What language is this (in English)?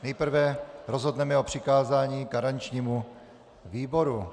Czech